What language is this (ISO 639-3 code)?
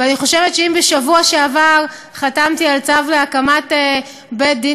heb